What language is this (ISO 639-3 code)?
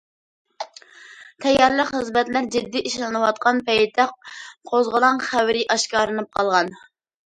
uig